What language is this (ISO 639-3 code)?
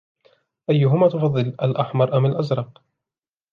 ara